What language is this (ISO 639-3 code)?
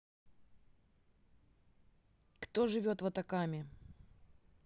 rus